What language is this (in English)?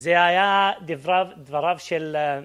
Hebrew